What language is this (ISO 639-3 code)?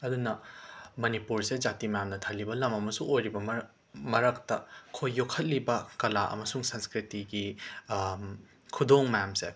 mni